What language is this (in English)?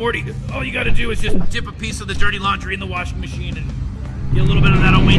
Turkish